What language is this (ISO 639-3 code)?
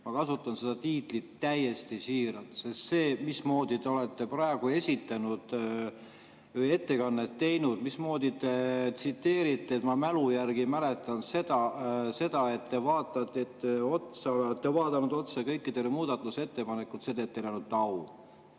est